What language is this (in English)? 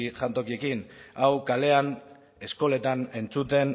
Basque